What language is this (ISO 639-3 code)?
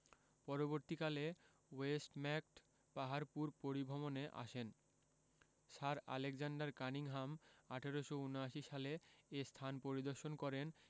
ben